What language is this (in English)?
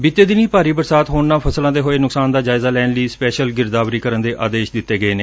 Punjabi